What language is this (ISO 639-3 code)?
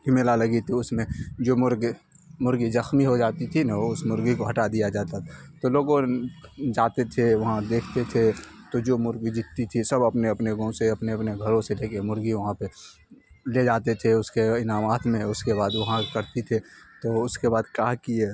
urd